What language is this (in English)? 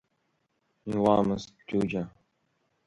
Abkhazian